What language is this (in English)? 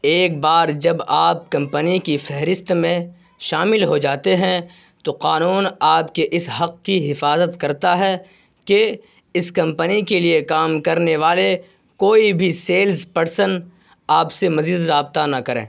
Urdu